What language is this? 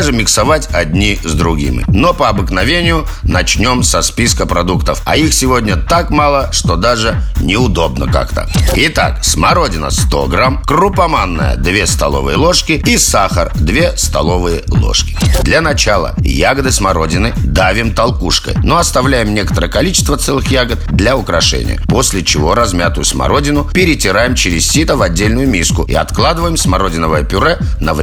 Russian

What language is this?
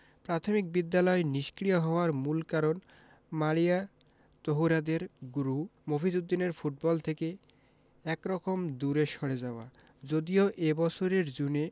Bangla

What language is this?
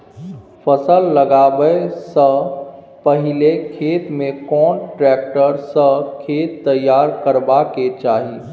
Maithili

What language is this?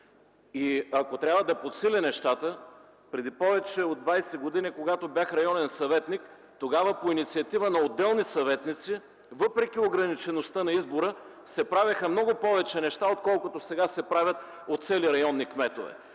Bulgarian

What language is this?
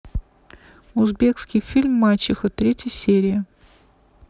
Russian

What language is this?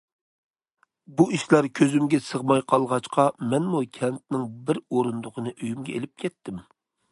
Uyghur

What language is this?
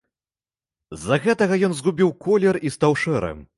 Belarusian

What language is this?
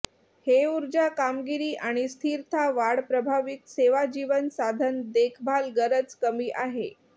Marathi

